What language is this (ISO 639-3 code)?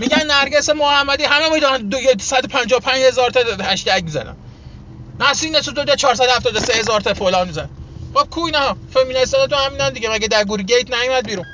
fas